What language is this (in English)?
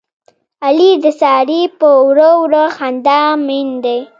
Pashto